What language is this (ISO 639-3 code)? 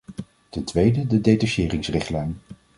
nld